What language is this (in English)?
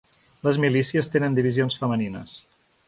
Catalan